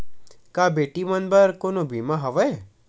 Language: Chhattisgarhi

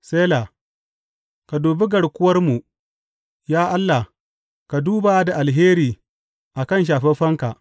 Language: Hausa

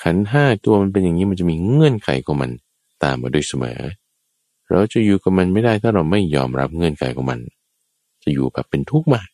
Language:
Thai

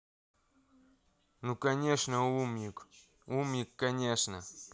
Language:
Russian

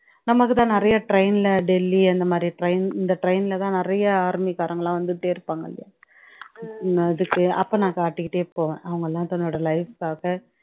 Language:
Tamil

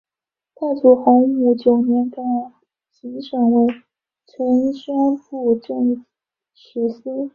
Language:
Chinese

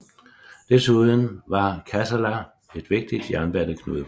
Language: Danish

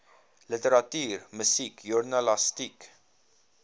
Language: Afrikaans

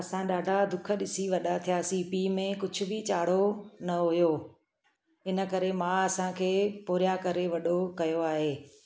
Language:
Sindhi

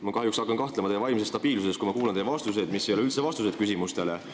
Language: Estonian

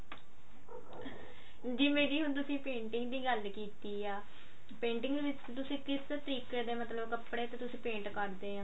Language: Punjabi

